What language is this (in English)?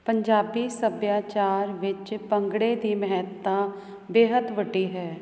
Punjabi